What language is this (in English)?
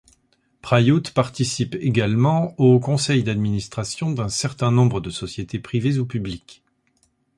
French